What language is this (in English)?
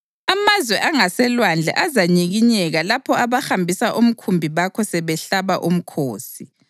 North Ndebele